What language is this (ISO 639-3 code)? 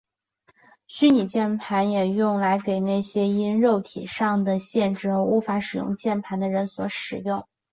zho